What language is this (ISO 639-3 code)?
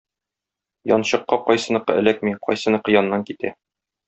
tat